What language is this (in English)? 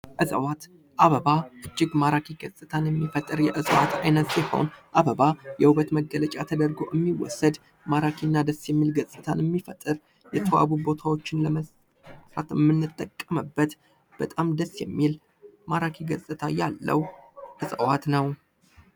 Amharic